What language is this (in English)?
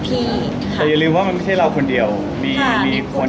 Thai